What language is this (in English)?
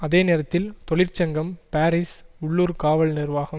Tamil